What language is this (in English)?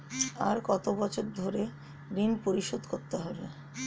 Bangla